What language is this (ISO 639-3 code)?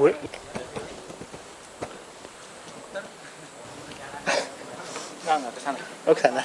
ind